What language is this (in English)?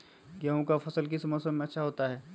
Magahi